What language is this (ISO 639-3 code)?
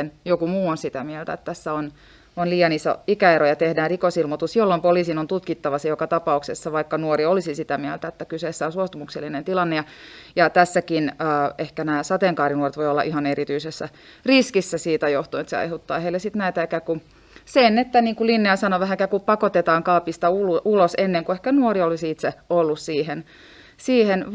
fin